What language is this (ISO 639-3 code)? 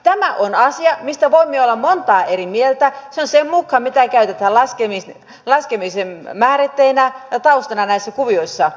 fin